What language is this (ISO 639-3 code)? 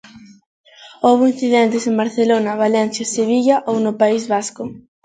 glg